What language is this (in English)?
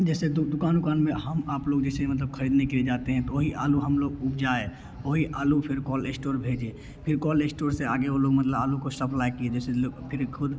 Hindi